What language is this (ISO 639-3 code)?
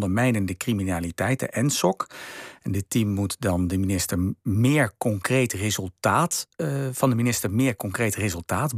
nld